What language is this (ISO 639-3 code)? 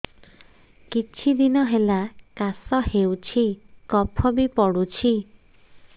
ori